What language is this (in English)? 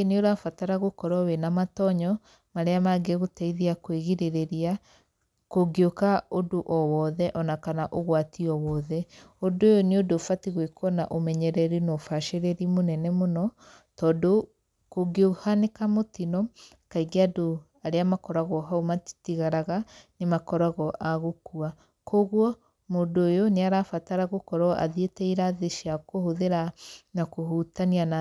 Kikuyu